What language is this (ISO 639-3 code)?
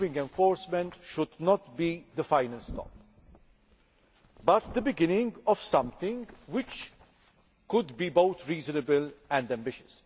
eng